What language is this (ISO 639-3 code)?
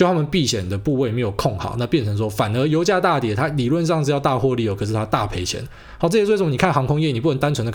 zho